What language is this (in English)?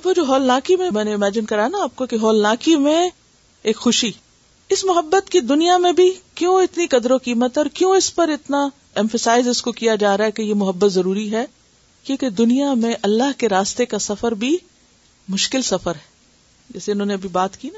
Urdu